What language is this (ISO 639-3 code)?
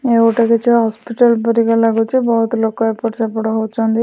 ori